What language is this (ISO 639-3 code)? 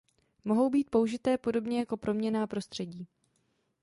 ces